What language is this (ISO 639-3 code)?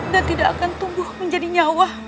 ind